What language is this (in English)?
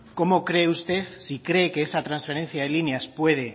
Spanish